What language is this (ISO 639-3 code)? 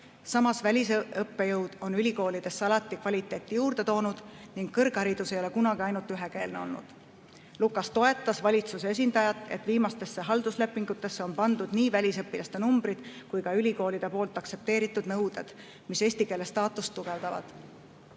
est